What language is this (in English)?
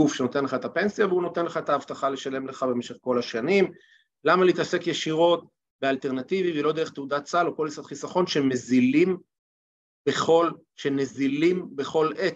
Hebrew